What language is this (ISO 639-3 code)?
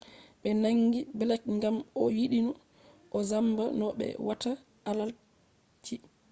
ful